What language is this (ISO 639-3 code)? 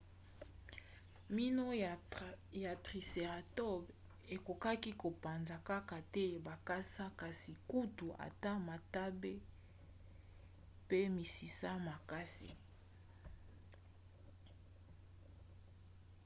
lin